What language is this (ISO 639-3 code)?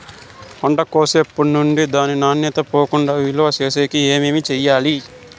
tel